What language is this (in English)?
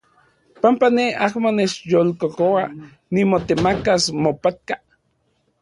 Central Puebla Nahuatl